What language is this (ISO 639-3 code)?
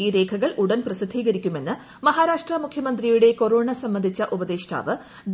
mal